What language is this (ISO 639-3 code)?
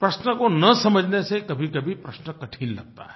hin